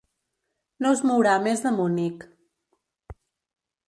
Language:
Catalan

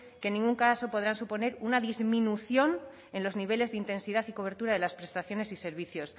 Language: Spanish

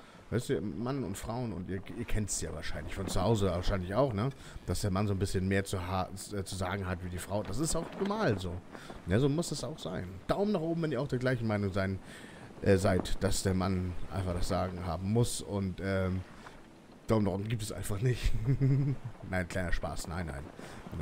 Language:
German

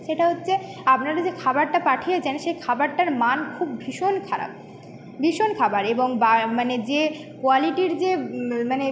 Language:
Bangla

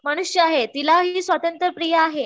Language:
Marathi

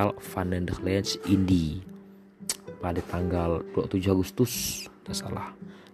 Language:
Malay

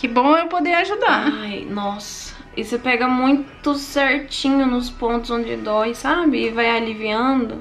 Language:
Portuguese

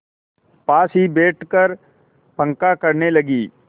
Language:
Hindi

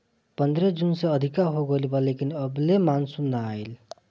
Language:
Bhojpuri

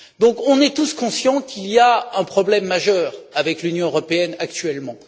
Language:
French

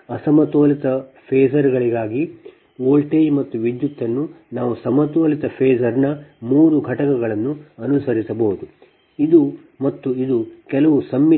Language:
Kannada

